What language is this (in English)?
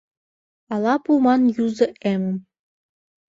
Mari